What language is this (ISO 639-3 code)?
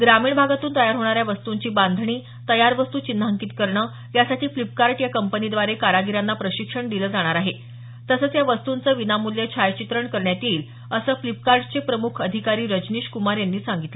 mar